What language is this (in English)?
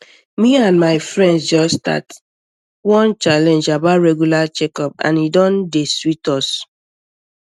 Nigerian Pidgin